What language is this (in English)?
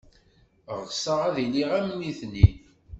Kabyle